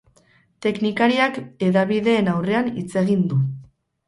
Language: Basque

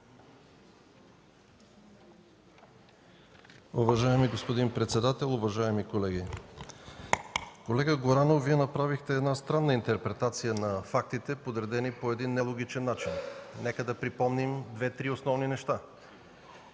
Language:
Bulgarian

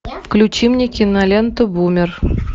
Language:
Russian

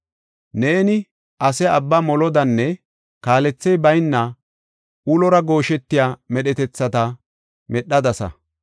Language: Gofa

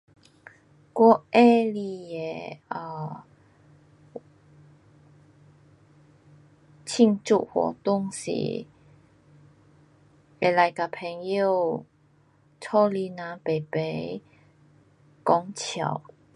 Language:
Pu-Xian Chinese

